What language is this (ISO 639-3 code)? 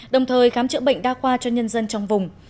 vie